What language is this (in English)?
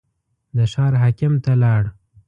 Pashto